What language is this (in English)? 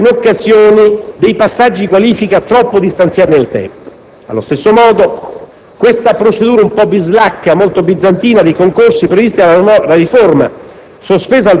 Italian